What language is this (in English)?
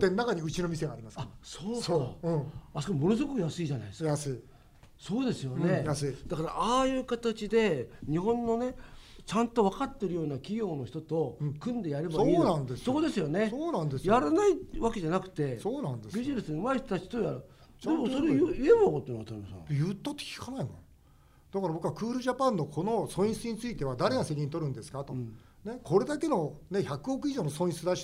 Japanese